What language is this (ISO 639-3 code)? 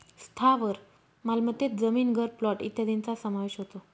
mar